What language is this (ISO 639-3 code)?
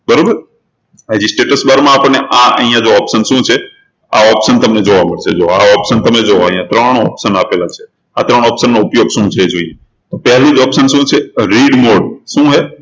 guj